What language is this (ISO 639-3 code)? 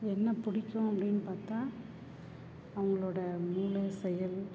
tam